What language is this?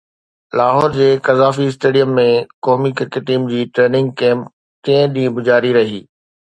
Sindhi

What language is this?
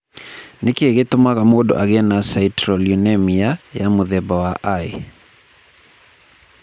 Kikuyu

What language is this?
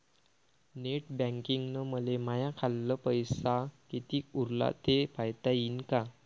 Marathi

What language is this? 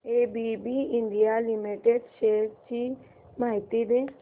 Marathi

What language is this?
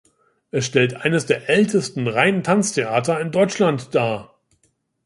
German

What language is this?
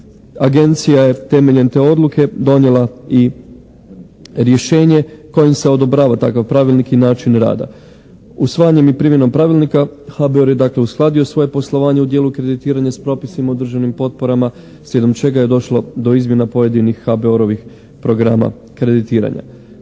Croatian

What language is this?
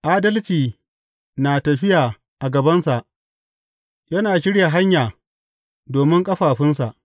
Hausa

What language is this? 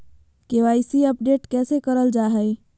Magahi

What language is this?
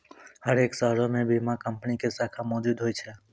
Maithili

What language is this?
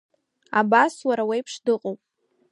Abkhazian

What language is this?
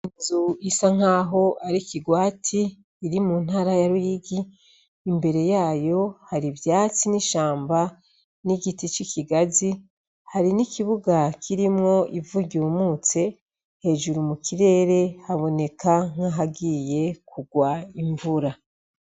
Rundi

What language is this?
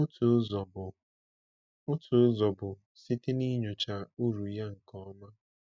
Igbo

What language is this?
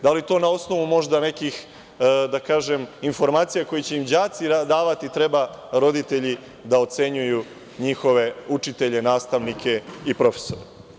Serbian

